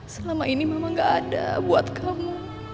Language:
Indonesian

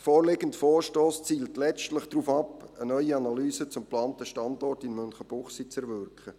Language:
Swiss German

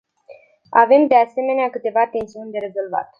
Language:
Romanian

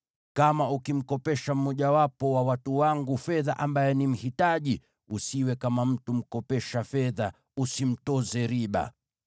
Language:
Swahili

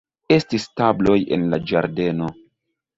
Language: Esperanto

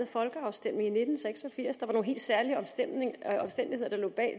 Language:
Danish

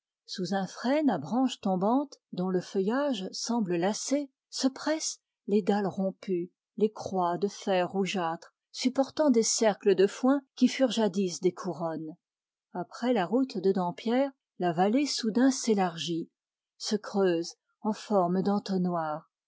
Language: French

